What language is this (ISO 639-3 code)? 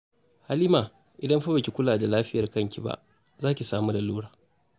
hau